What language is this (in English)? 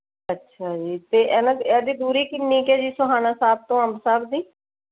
Punjabi